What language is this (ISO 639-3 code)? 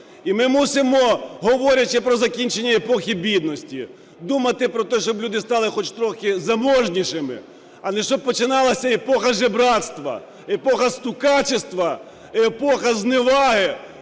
ukr